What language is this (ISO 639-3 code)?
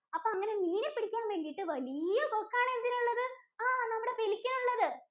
mal